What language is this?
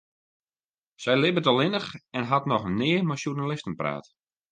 Western Frisian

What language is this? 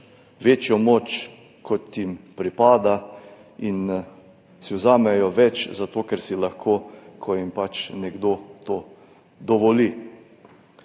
Slovenian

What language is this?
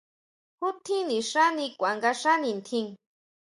Huautla Mazatec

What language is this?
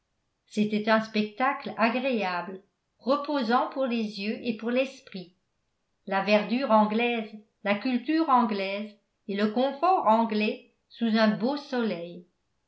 French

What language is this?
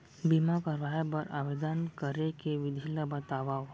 Chhattisgarhi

